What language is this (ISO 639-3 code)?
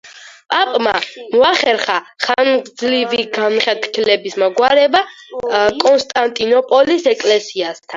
kat